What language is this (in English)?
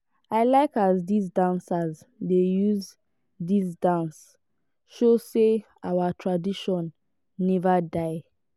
Nigerian Pidgin